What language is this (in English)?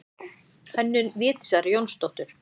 Icelandic